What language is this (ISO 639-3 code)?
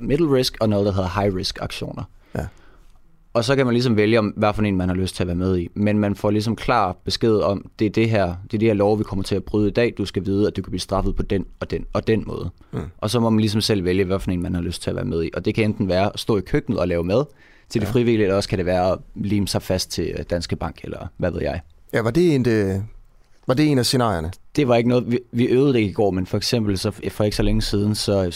dan